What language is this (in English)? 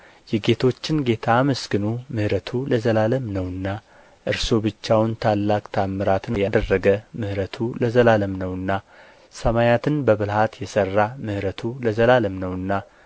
Amharic